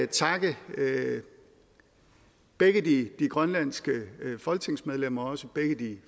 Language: Danish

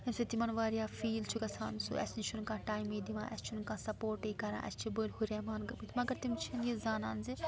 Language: Kashmiri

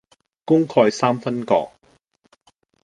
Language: Cantonese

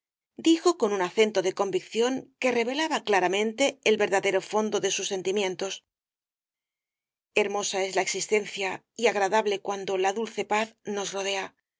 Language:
Spanish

